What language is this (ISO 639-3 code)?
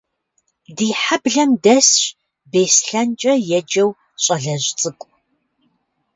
kbd